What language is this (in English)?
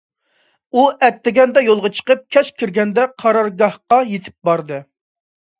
Uyghur